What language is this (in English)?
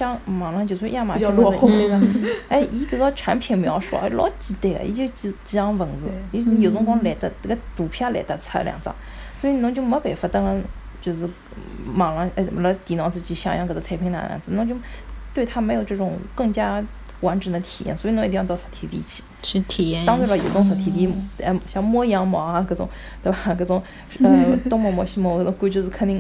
Chinese